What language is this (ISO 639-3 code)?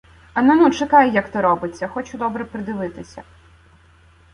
ukr